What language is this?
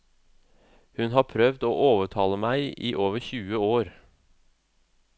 Norwegian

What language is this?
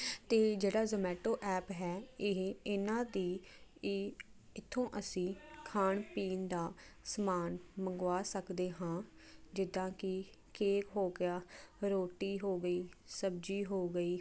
Punjabi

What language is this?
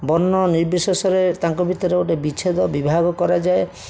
Odia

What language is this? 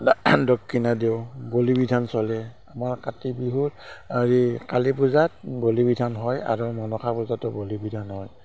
Assamese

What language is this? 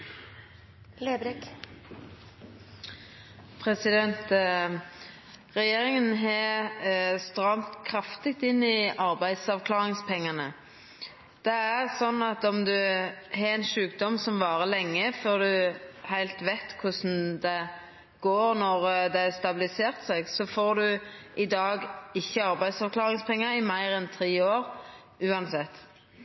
Norwegian Nynorsk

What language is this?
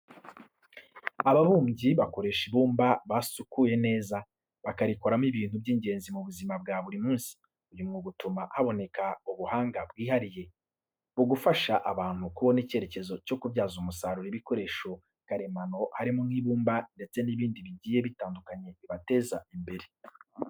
Kinyarwanda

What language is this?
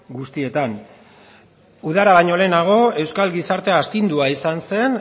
Basque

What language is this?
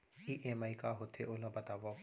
Chhattisgarhi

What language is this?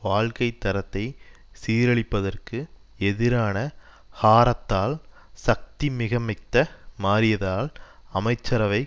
Tamil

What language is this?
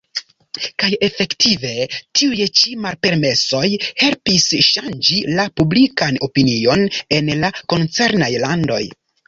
Esperanto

